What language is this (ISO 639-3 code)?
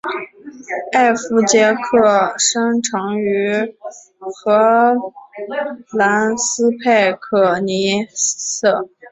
zho